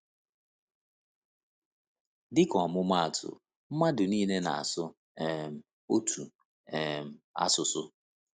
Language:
Igbo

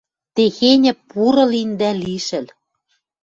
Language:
Western Mari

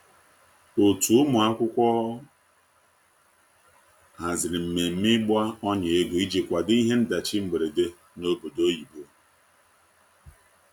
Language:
Igbo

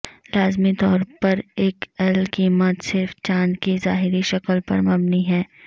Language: Urdu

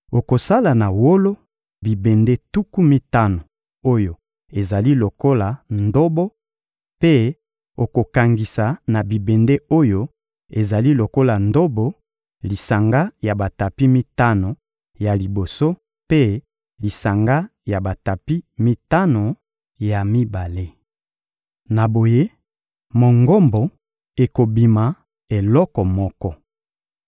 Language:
Lingala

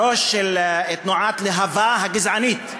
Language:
Hebrew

